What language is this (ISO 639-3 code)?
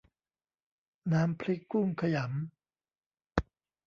tha